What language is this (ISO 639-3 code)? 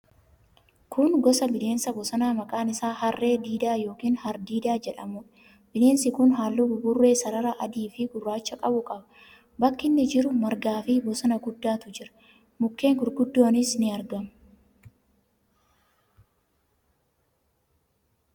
orm